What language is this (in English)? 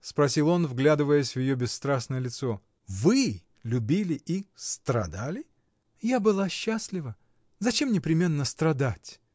Russian